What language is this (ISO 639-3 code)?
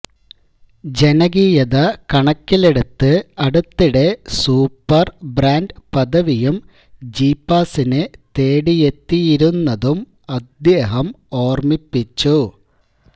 mal